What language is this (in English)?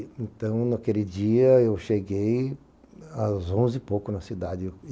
Portuguese